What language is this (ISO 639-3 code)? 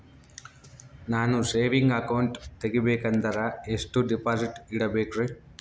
kan